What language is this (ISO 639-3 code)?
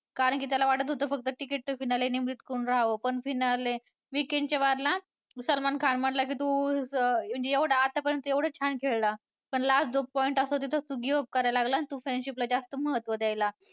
mar